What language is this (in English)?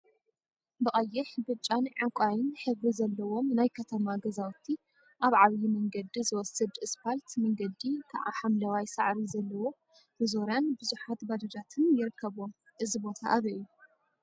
Tigrinya